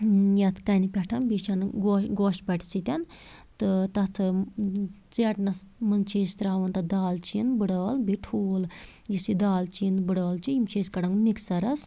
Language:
Kashmiri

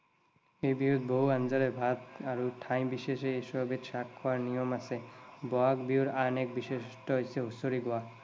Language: Assamese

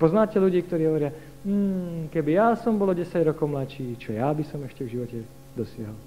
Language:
Slovak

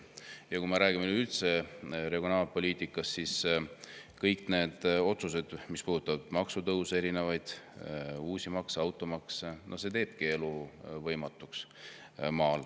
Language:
Estonian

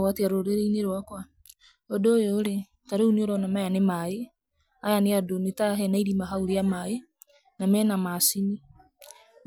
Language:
Kikuyu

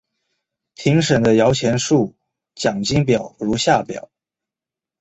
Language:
Chinese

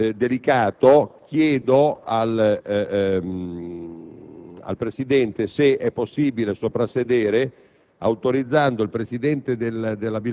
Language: Italian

